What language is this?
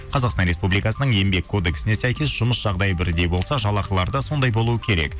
Kazakh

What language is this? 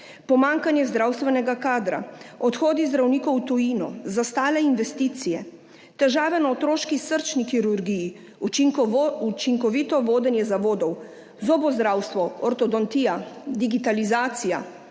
Slovenian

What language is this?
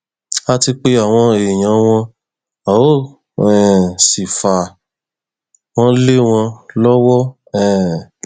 Yoruba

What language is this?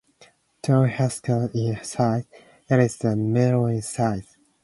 English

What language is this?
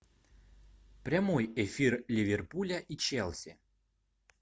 Russian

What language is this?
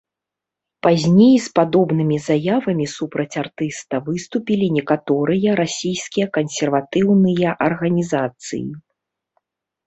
Belarusian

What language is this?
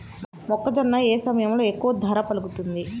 Telugu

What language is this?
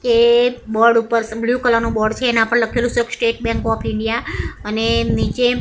Gujarati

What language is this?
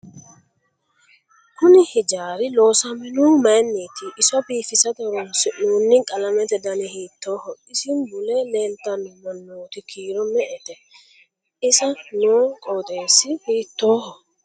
Sidamo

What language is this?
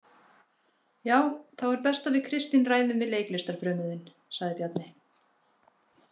Icelandic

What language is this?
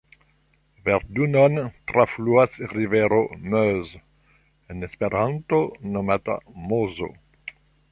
Esperanto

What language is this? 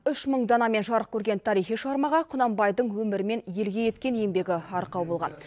Kazakh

